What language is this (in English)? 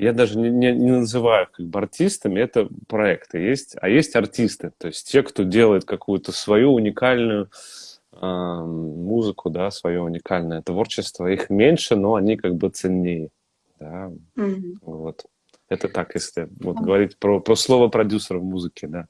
Russian